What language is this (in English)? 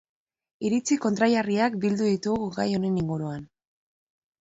Basque